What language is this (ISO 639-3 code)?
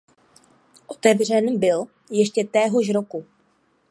ces